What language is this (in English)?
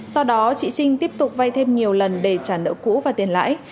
Vietnamese